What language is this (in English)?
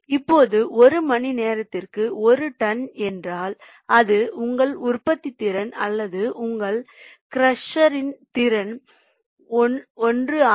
Tamil